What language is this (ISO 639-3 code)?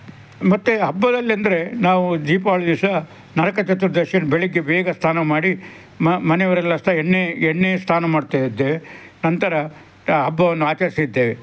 kan